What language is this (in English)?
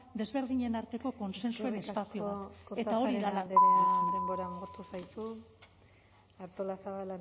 Basque